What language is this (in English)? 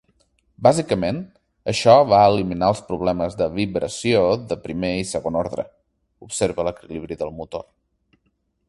Catalan